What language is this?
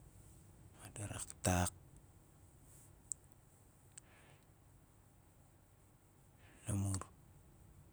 Nalik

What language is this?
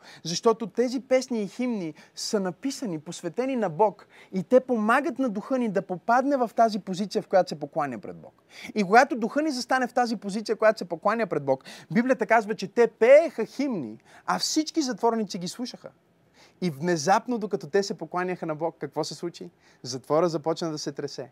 Bulgarian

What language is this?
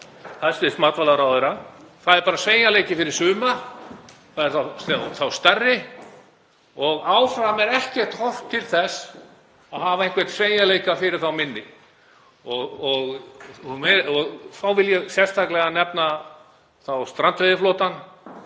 Icelandic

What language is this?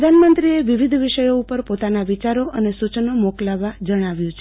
Gujarati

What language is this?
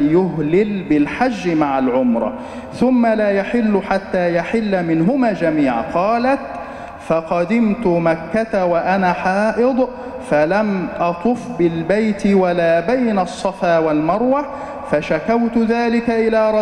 Arabic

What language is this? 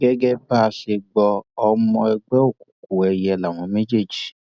Yoruba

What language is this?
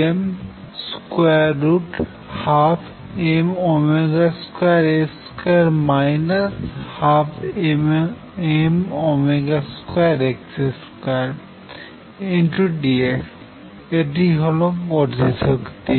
Bangla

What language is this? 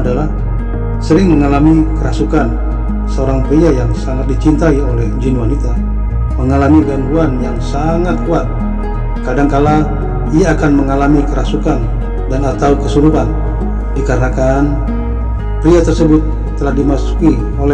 Indonesian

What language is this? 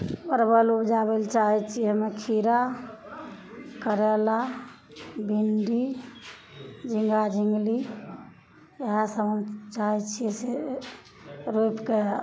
Maithili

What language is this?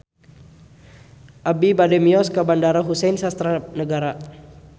Sundanese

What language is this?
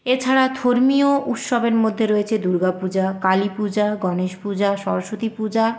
Bangla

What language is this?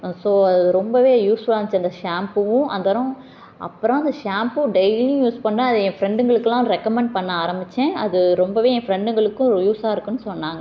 Tamil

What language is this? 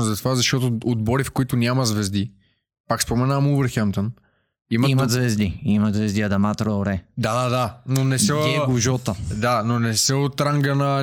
Bulgarian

